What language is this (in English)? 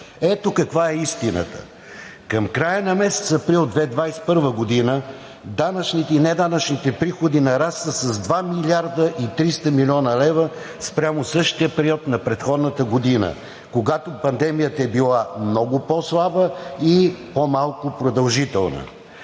Bulgarian